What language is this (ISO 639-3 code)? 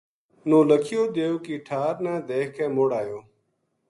gju